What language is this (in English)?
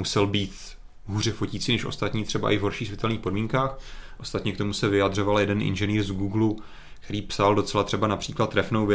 Czech